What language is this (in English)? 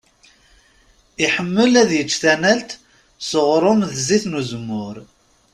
Kabyle